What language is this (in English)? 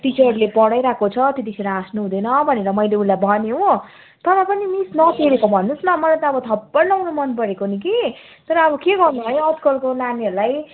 Nepali